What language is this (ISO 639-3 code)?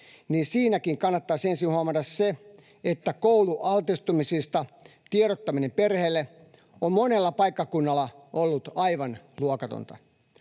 fin